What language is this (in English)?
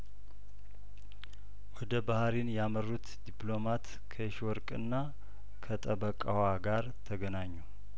Amharic